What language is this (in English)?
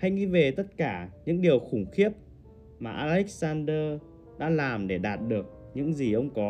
Vietnamese